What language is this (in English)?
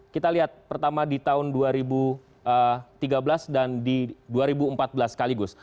Indonesian